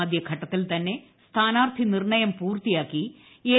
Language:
Malayalam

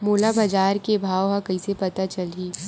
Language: Chhattisgarhi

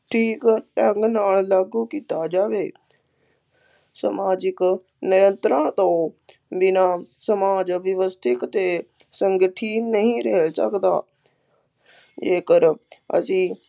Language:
Punjabi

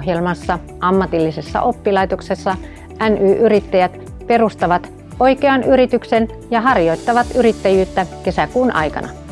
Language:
Finnish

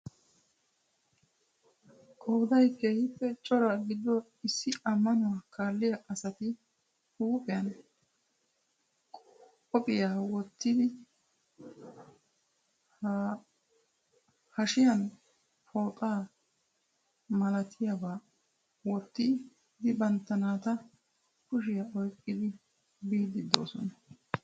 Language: Wolaytta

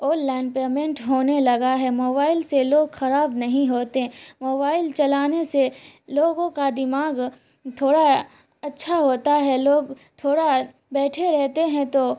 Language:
Urdu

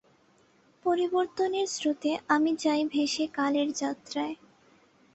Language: Bangla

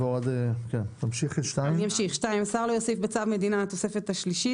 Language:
Hebrew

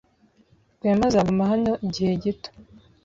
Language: Kinyarwanda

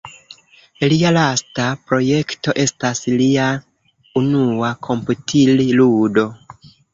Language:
Esperanto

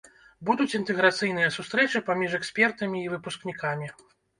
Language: Belarusian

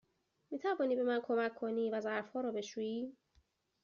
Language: Persian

